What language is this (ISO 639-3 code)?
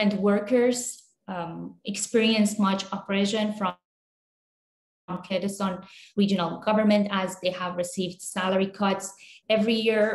eng